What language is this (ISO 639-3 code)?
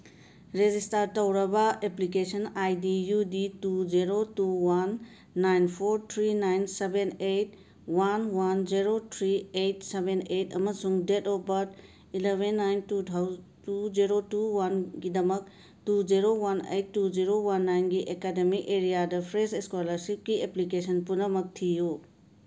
mni